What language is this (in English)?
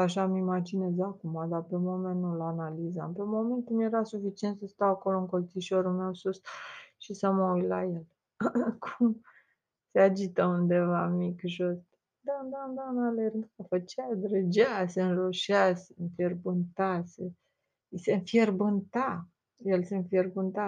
Romanian